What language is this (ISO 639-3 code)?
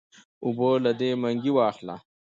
pus